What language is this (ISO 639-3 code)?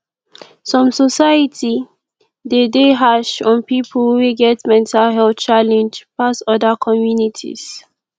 pcm